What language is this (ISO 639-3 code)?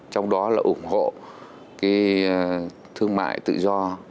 vie